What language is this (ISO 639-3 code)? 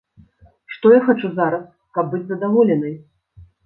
bel